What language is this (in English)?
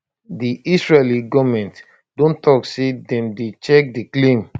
Nigerian Pidgin